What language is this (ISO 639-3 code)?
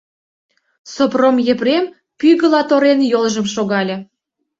chm